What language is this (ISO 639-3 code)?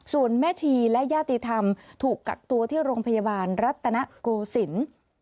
tha